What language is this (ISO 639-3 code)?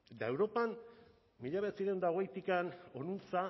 eus